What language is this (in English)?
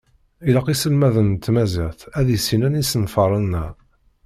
Kabyle